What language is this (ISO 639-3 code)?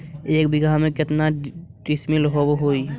mag